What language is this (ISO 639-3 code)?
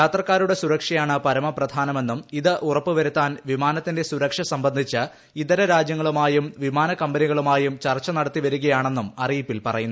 mal